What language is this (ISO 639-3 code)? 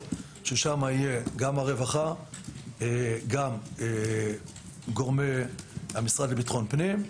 heb